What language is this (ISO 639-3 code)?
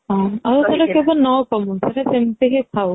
ori